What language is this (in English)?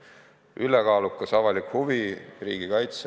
Estonian